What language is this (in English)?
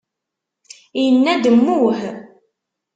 Kabyle